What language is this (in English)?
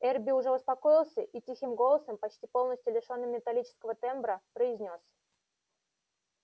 Russian